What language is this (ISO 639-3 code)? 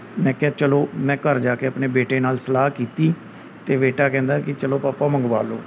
pan